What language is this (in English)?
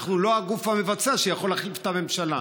Hebrew